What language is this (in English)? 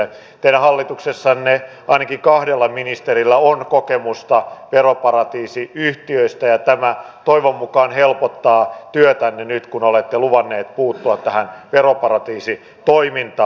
Finnish